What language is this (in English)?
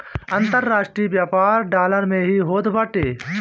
Bhojpuri